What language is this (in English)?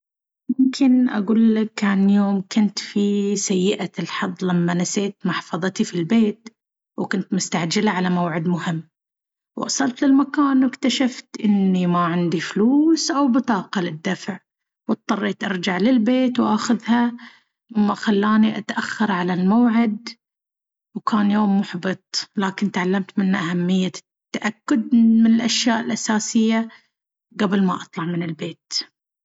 Baharna Arabic